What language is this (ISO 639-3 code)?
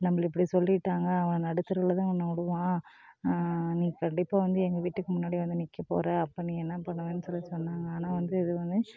tam